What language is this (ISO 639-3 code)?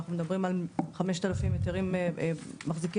heb